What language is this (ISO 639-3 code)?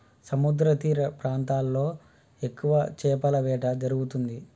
tel